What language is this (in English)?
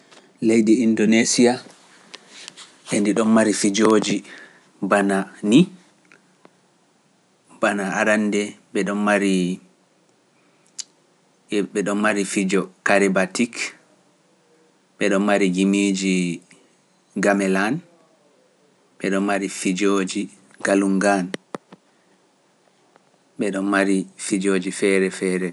Pular